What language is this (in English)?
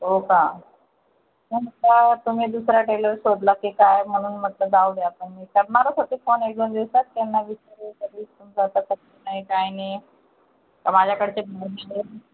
Marathi